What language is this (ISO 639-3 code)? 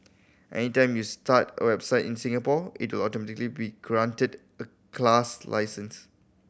eng